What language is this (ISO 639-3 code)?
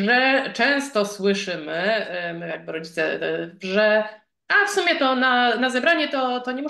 pol